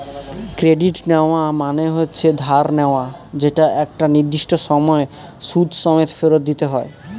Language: Bangla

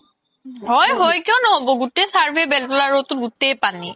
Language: Assamese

